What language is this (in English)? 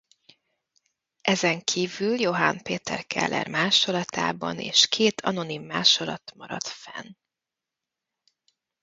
Hungarian